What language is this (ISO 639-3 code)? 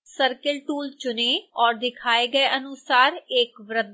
hin